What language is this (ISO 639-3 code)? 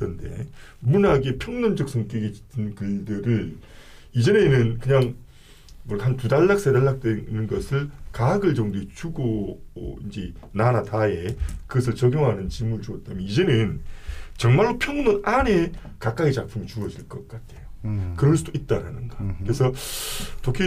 kor